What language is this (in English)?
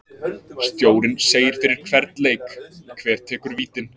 Icelandic